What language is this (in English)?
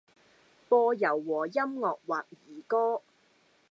Cantonese